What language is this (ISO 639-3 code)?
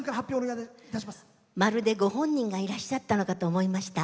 jpn